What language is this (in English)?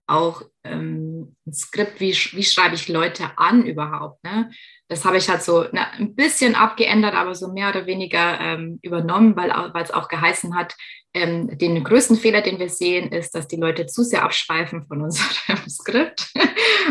German